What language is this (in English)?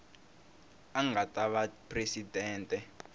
Tsonga